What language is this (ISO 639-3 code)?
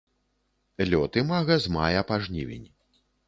bel